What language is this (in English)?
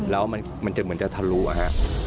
Thai